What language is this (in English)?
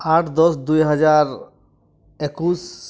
Santali